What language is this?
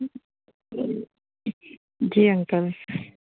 Sindhi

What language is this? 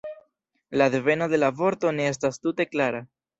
Esperanto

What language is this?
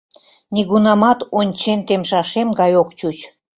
Mari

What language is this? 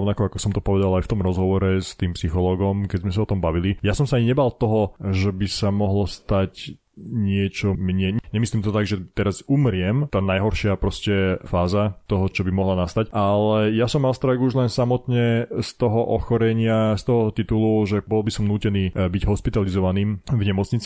Slovak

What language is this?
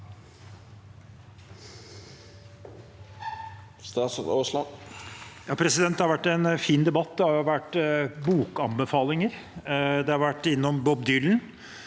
Norwegian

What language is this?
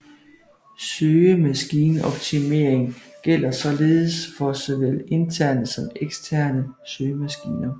Danish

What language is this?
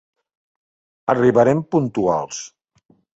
Catalan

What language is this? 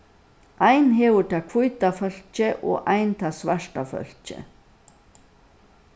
Faroese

